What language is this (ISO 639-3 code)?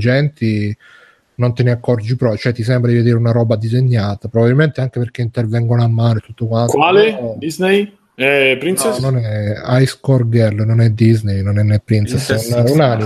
ita